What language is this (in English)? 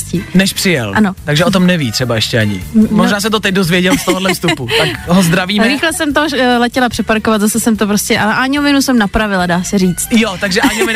Czech